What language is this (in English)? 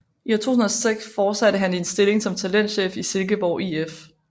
Danish